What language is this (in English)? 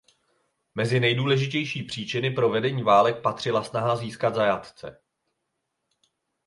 Czech